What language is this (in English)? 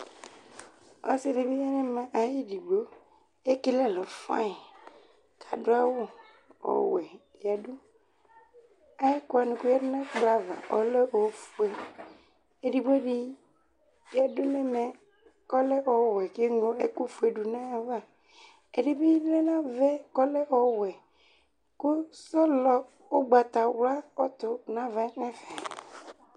Ikposo